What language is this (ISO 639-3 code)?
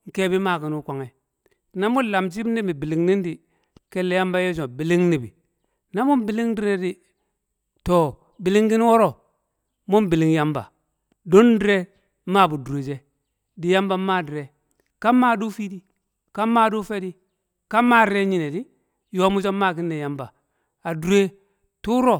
kcq